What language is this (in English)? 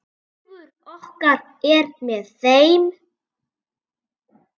Icelandic